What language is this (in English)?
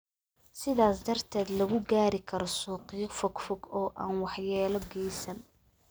Somali